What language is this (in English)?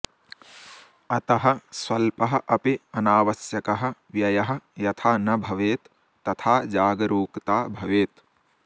Sanskrit